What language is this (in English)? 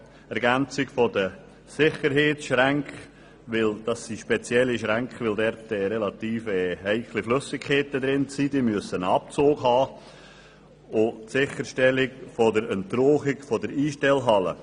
Swiss German